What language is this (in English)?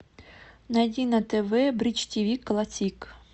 Russian